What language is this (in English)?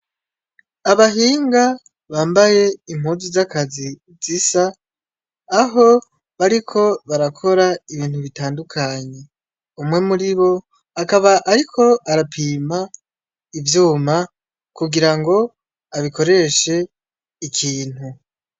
Rundi